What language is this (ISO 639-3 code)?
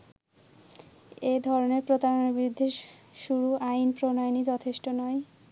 ben